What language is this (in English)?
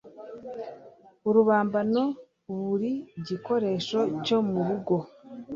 Kinyarwanda